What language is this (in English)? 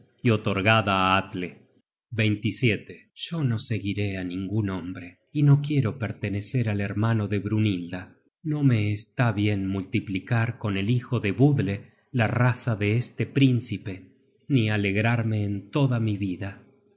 Spanish